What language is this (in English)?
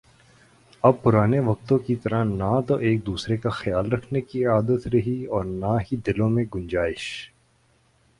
Urdu